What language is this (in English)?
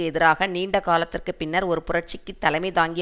Tamil